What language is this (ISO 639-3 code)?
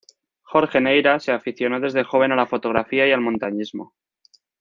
spa